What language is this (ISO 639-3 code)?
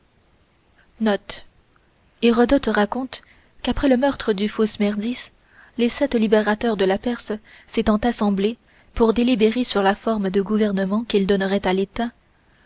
fra